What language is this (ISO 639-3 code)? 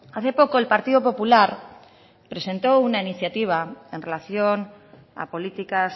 spa